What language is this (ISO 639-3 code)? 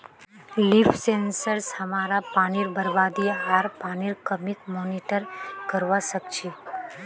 mag